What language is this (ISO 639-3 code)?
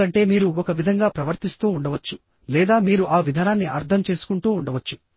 tel